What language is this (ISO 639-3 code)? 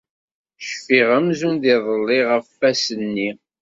kab